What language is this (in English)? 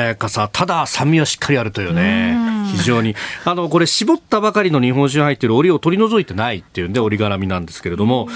Japanese